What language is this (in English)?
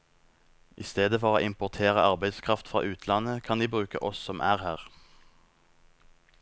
Norwegian